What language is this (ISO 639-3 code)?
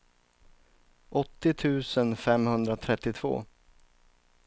swe